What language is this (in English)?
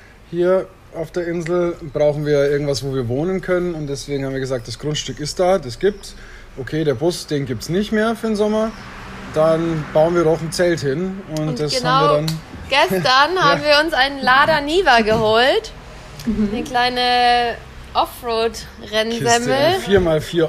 German